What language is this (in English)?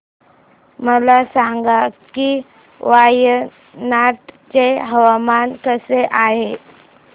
Marathi